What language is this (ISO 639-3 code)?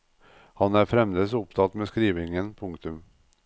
nor